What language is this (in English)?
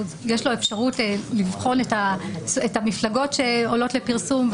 Hebrew